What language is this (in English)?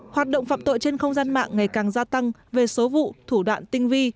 Vietnamese